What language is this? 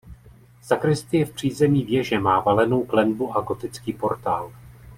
Czech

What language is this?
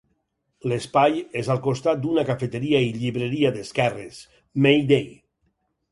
Catalan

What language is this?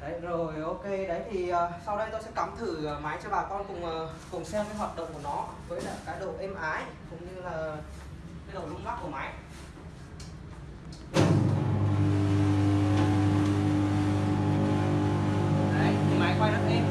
Vietnamese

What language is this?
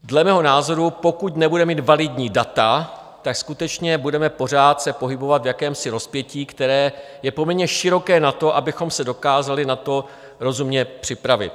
Czech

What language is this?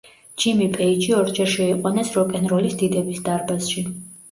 Georgian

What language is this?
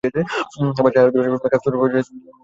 Bangla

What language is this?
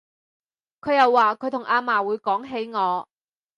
Cantonese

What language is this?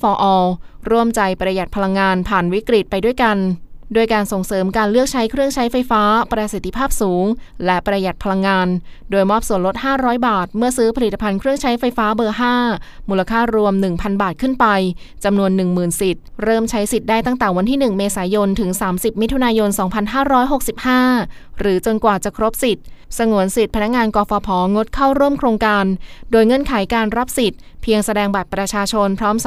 Thai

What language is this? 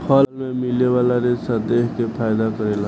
Bhojpuri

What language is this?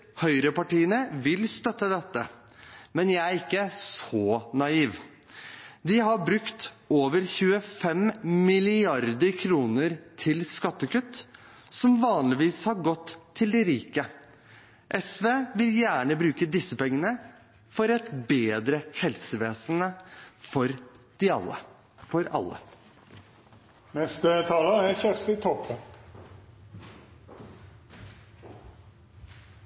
Norwegian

